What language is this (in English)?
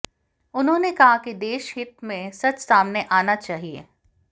Hindi